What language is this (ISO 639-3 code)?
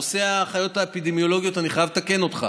heb